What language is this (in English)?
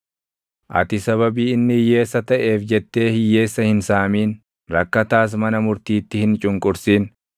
Oromo